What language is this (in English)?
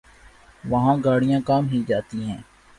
Urdu